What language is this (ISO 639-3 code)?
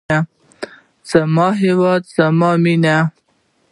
pus